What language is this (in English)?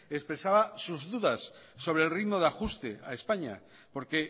Spanish